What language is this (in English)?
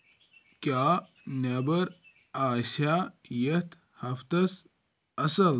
Kashmiri